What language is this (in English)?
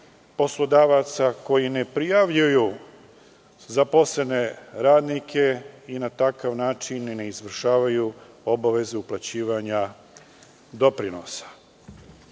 Serbian